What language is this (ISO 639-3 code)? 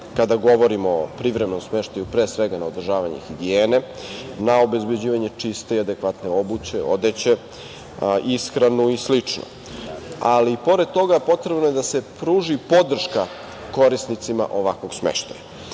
srp